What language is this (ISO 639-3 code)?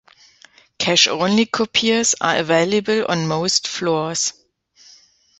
eng